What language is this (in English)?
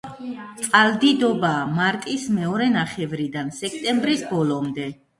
Georgian